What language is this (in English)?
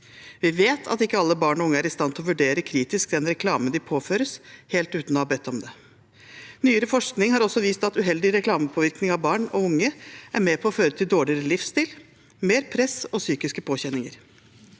Norwegian